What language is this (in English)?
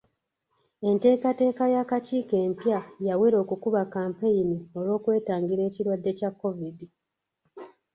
Ganda